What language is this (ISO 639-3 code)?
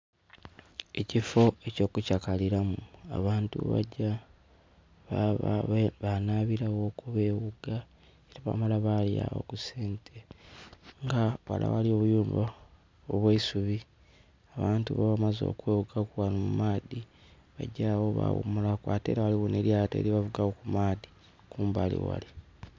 xog